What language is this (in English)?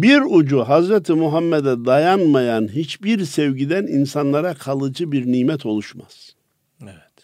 Turkish